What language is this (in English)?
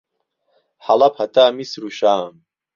Central Kurdish